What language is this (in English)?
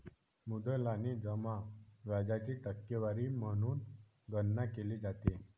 Marathi